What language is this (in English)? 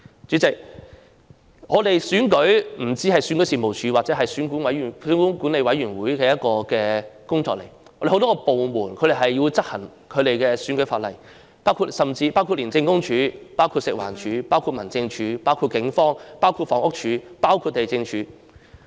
Cantonese